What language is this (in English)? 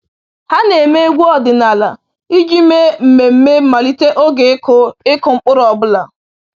Igbo